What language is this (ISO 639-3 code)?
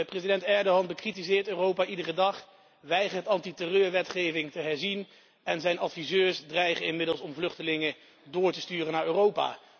nld